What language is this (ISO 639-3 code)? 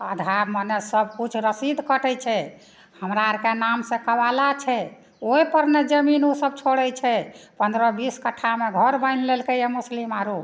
mai